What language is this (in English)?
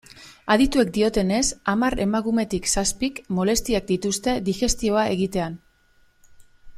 Basque